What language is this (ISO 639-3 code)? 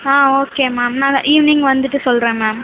tam